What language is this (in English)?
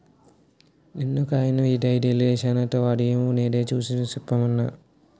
Telugu